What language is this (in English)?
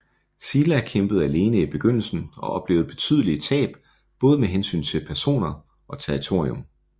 Danish